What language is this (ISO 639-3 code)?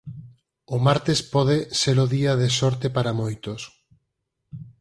glg